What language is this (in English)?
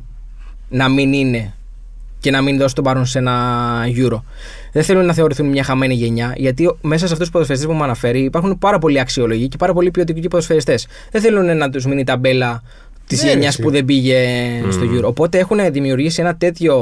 Greek